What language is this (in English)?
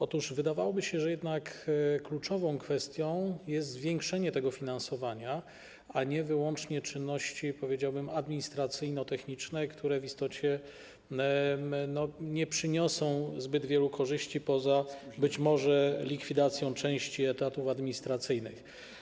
Polish